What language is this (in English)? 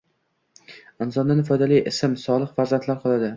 Uzbek